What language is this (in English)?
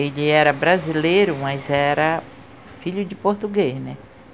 Portuguese